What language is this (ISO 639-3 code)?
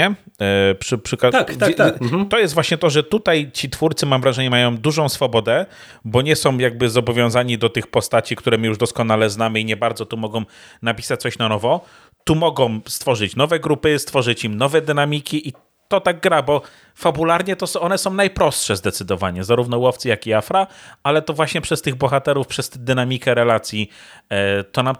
pol